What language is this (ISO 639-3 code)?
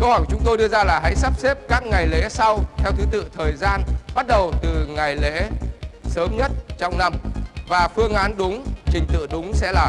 vie